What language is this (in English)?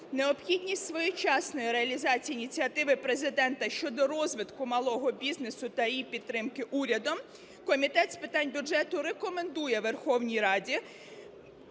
Ukrainian